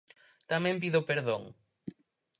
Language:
Galician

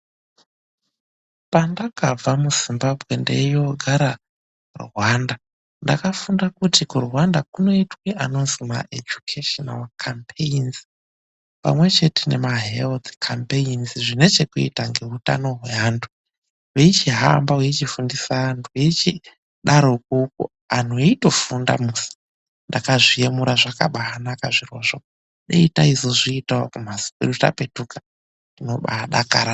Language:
Ndau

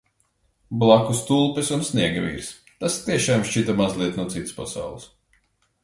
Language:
Latvian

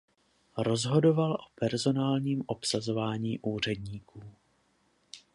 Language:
Czech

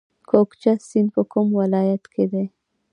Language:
Pashto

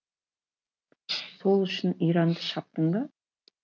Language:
Kazakh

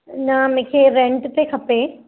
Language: Sindhi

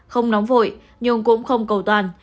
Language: Vietnamese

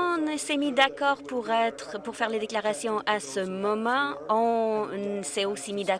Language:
French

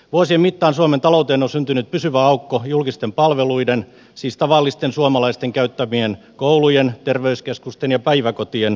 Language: Finnish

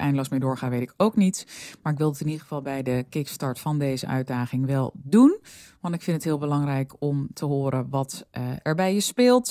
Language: Dutch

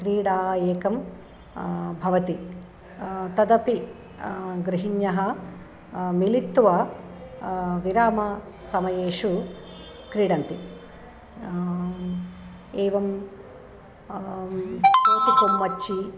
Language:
Sanskrit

